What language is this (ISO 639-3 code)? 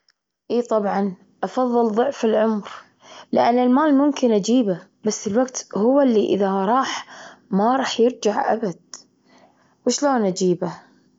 afb